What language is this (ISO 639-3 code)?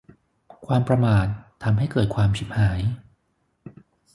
tha